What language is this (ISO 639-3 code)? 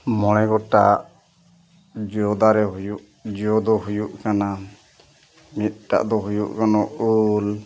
sat